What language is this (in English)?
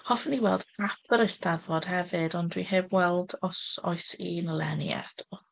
Welsh